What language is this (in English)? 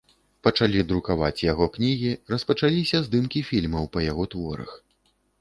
Belarusian